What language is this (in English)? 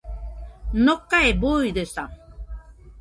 Nüpode Huitoto